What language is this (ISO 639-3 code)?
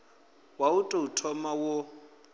ven